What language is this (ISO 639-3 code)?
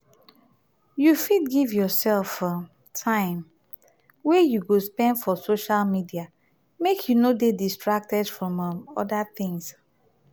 pcm